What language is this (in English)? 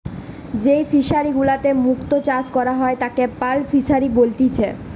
Bangla